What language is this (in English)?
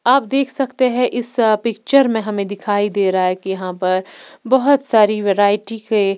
Hindi